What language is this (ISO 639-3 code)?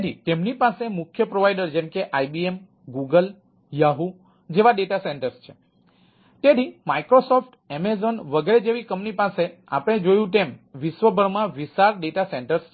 guj